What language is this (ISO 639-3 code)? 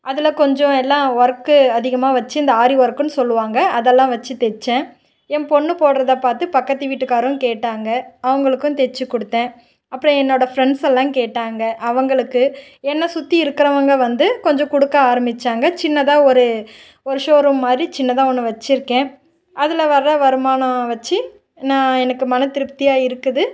tam